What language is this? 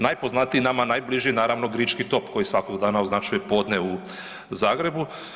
Croatian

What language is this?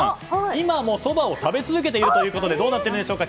Japanese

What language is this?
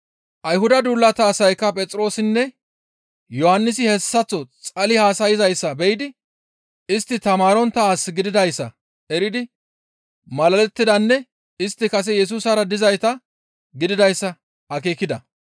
Gamo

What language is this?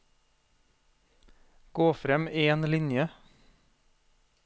Norwegian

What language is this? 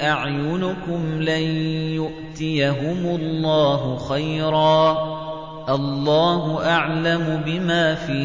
Arabic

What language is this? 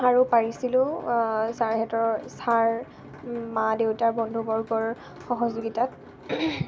Assamese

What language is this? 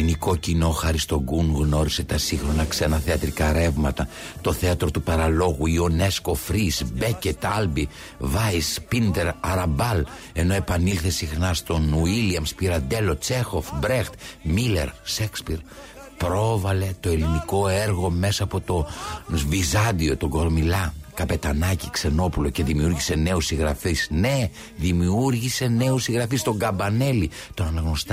Greek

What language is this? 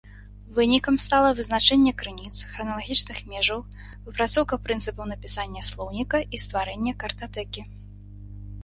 Belarusian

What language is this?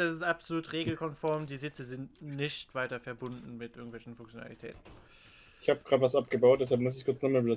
German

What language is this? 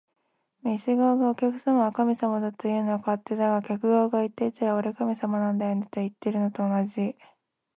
Japanese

